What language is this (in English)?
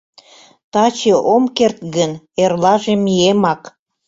Mari